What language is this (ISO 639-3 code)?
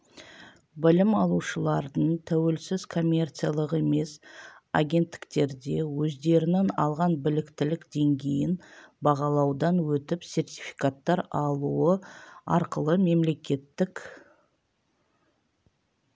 kaz